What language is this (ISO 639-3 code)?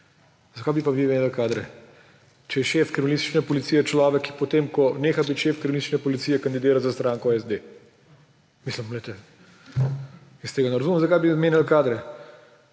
slv